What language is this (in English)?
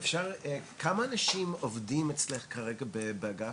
Hebrew